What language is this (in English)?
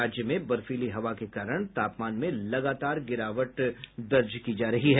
Hindi